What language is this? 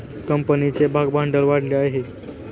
Marathi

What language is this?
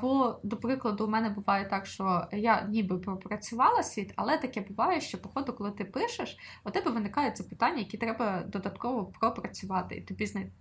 Ukrainian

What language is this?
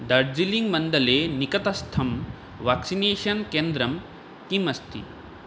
Sanskrit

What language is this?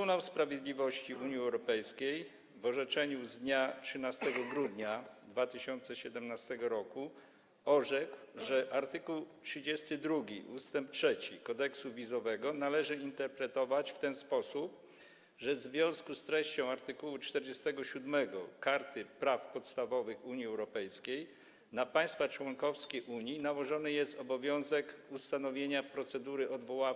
Polish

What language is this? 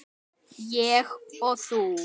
Icelandic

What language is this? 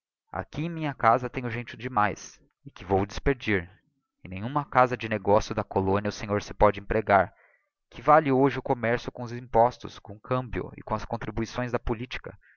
Portuguese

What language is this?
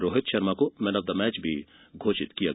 Hindi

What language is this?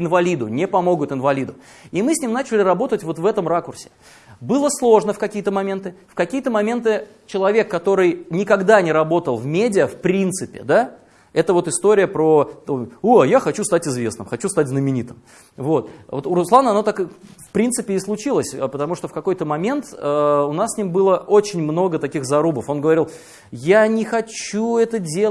Russian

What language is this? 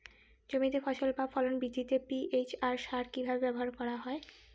Bangla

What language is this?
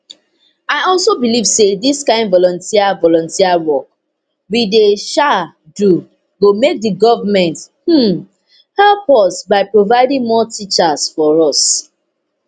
Nigerian Pidgin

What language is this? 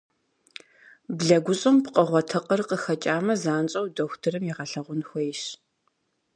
Kabardian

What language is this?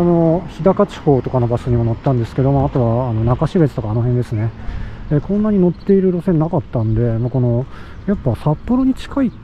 Japanese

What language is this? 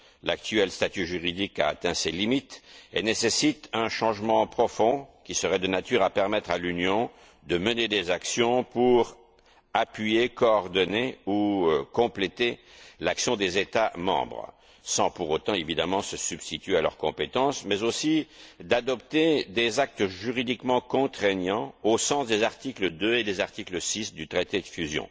French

